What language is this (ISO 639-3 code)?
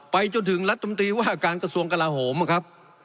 tha